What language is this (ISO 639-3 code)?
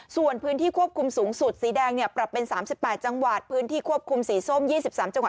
tha